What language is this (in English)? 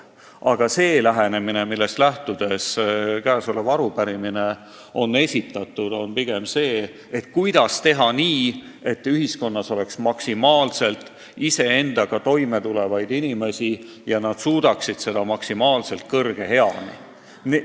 Estonian